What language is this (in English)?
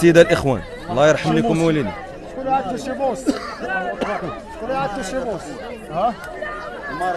Arabic